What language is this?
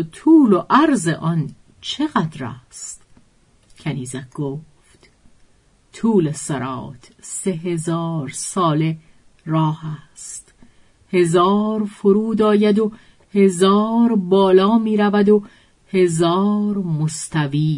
Persian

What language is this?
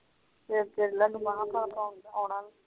Punjabi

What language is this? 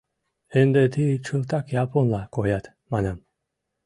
Mari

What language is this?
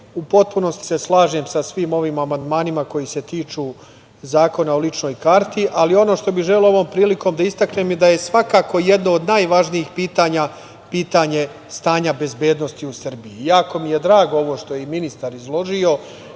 Serbian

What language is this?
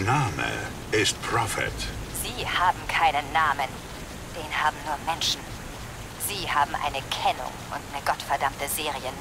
German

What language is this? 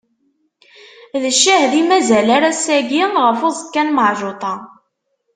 Kabyle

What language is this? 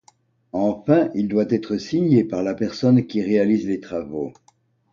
French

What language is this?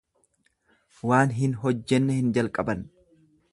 Oromo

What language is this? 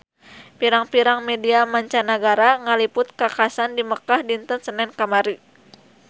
Sundanese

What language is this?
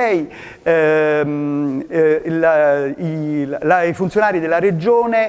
Italian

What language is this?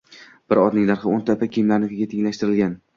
Uzbek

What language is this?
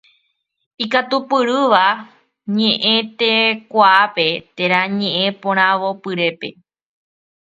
Guarani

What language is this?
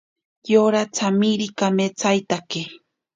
Ashéninka Perené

